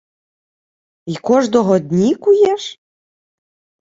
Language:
Ukrainian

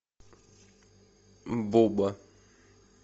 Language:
Russian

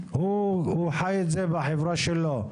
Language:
Hebrew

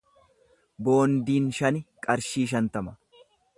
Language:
Oromo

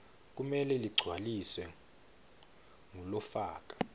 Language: Swati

